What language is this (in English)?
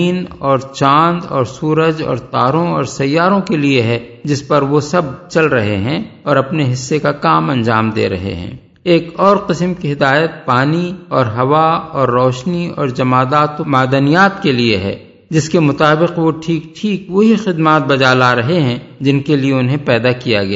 Urdu